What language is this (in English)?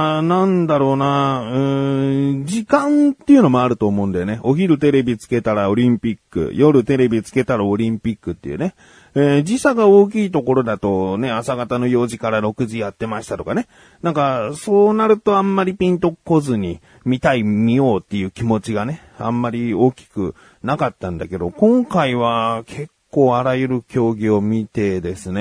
Japanese